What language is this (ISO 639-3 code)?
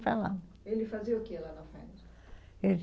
por